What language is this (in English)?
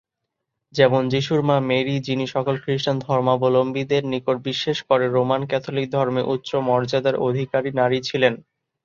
Bangla